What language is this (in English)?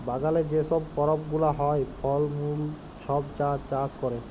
Bangla